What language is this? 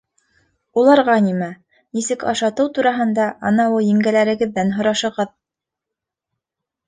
Bashkir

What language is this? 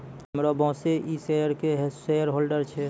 Maithili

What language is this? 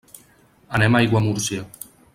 Catalan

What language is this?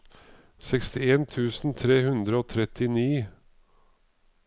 Norwegian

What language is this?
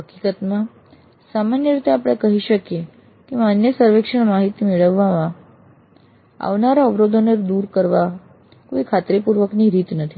Gujarati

